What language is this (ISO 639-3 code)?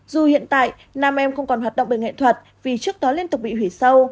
vie